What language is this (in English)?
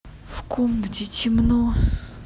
Russian